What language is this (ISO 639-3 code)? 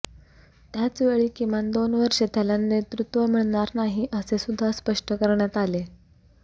mar